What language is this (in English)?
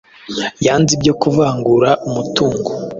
Kinyarwanda